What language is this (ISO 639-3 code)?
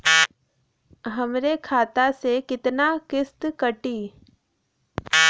bho